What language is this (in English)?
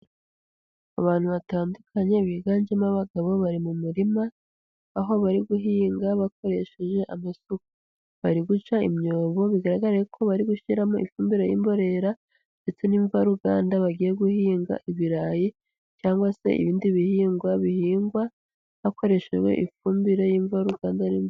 Kinyarwanda